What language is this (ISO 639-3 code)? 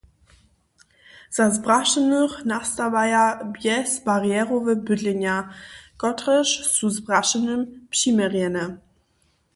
hsb